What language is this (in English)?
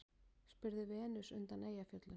Icelandic